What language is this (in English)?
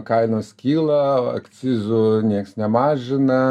Lithuanian